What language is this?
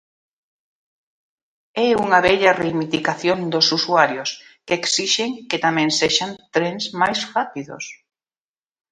Galician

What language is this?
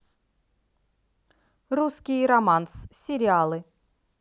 Russian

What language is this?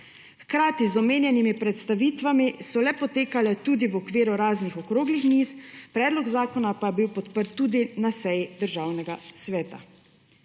Slovenian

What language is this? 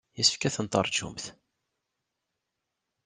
Kabyle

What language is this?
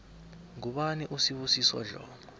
South Ndebele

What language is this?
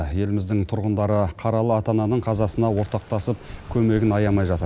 Kazakh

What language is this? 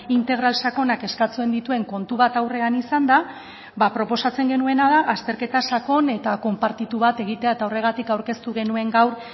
Basque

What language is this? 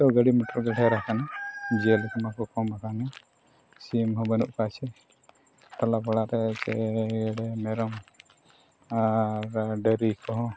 Santali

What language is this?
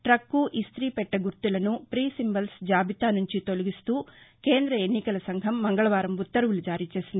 Telugu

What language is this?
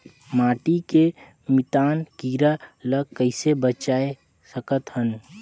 Chhattisgarhi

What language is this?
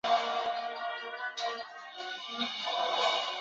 Chinese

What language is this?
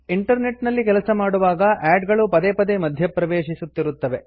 Kannada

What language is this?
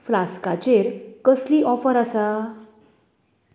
Konkani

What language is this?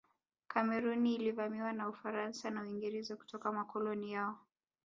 Swahili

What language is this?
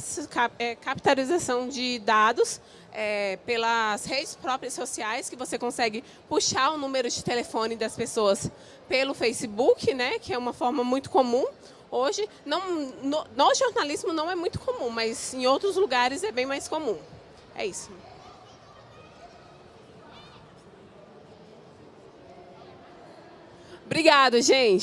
Portuguese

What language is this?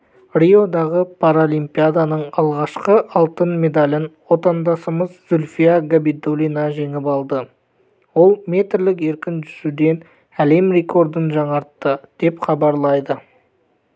Kazakh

